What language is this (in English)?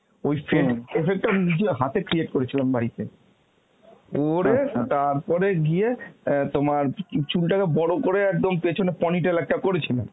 Bangla